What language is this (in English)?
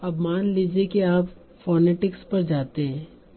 Hindi